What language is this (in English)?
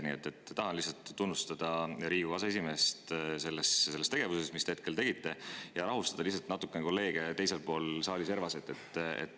Estonian